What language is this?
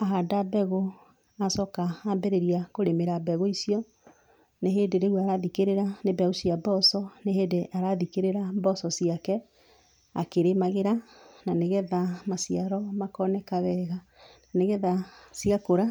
Kikuyu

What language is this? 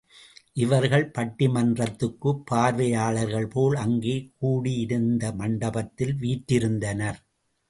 Tamil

